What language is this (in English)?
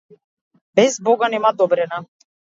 Macedonian